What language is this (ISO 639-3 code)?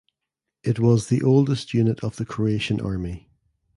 eng